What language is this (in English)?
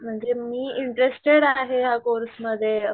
Marathi